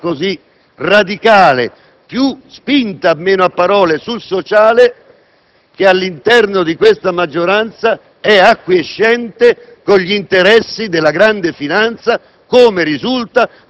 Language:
Italian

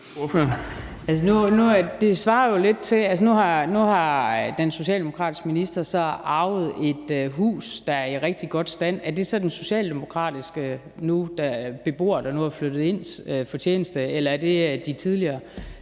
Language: Danish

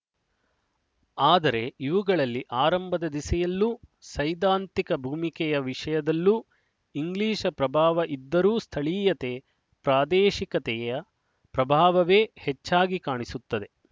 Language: Kannada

